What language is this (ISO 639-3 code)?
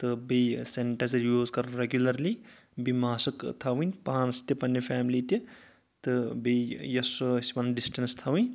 kas